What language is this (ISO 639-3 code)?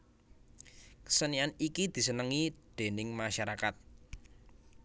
jav